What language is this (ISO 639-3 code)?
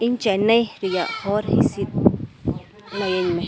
sat